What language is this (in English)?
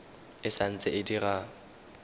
Tswana